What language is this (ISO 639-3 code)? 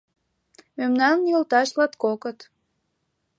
chm